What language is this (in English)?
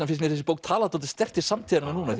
Icelandic